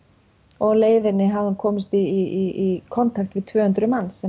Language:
Icelandic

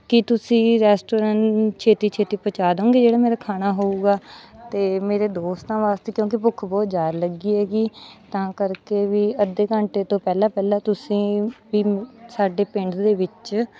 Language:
Punjabi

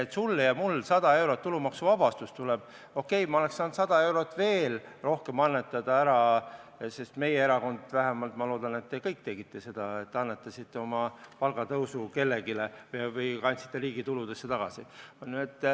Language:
Estonian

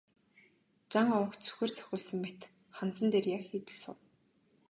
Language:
Mongolian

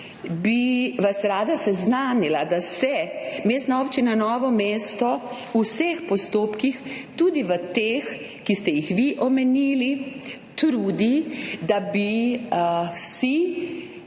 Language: Slovenian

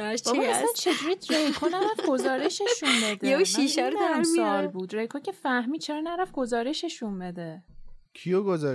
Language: Persian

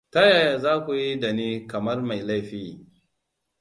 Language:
Hausa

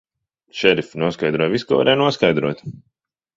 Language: Latvian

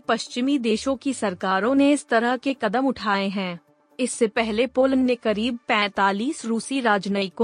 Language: Hindi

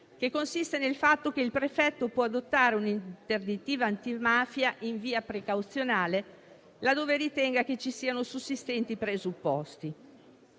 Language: Italian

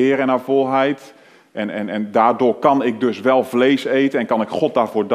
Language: Dutch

